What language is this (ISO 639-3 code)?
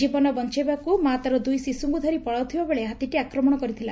ori